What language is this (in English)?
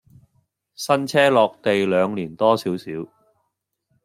Cantonese